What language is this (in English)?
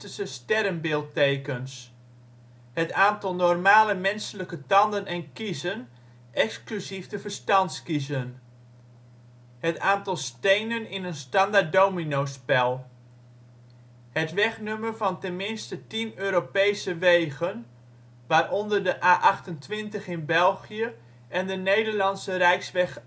Dutch